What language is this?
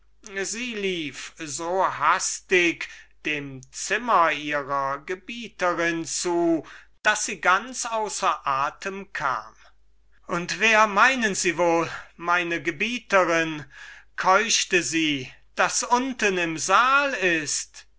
German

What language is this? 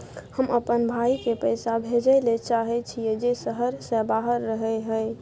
Maithili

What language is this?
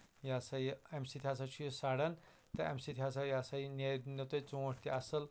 Kashmiri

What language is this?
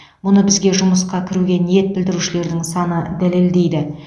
Kazakh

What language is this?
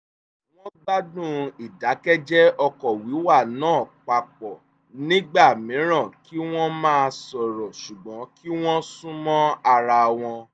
Yoruba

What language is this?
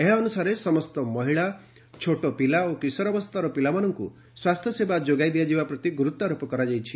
Odia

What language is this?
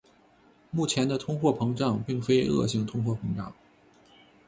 Chinese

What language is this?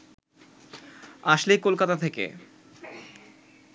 Bangla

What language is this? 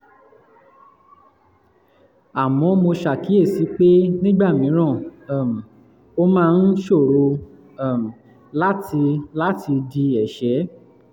Yoruba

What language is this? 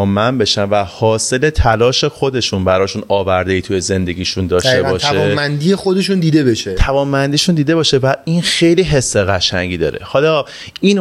Persian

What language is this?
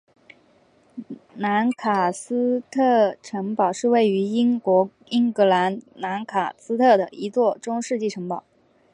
Chinese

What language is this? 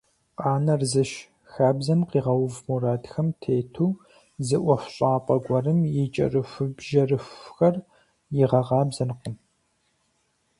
Kabardian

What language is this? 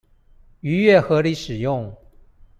Chinese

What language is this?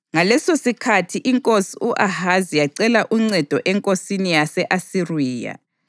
North Ndebele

